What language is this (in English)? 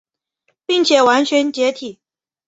Chinese